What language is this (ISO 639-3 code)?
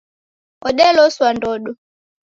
dav